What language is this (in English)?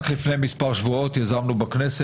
Hebrew